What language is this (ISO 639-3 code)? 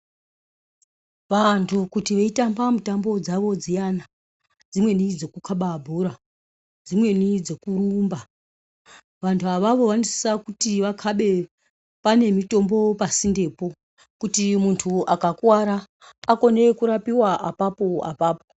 ndc